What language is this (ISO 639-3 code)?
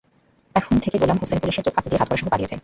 ben